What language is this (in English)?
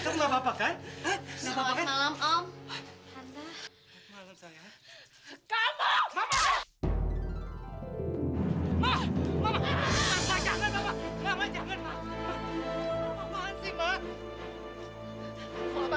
Indonesian